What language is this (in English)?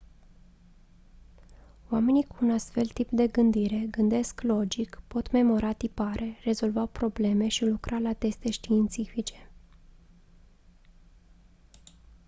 Romanian